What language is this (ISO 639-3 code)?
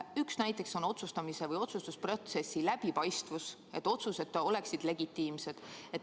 est